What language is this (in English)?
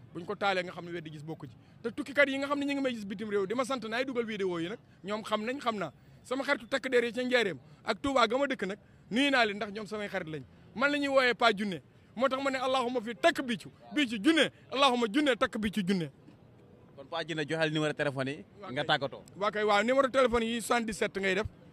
Indonesian